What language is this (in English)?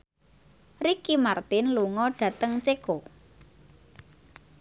Javanese